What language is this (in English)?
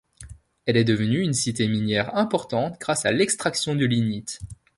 French